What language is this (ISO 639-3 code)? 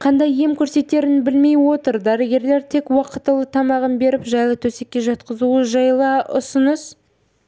kaz